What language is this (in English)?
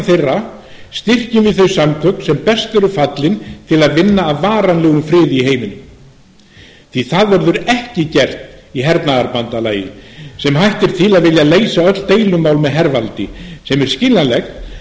Icelandic